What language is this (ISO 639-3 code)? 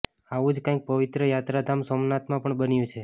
guj